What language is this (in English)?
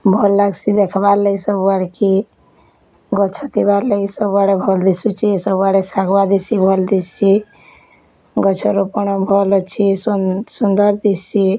Odia